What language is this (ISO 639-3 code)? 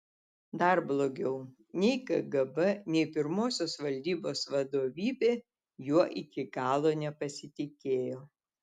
lit